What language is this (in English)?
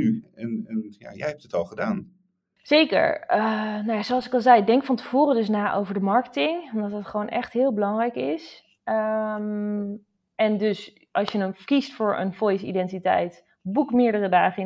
Dutch